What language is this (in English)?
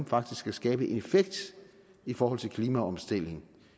Danish